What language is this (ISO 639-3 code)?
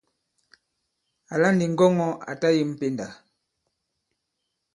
abb